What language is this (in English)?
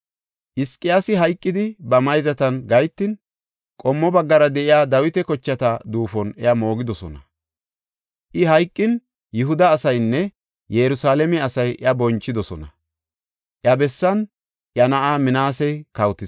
Gofa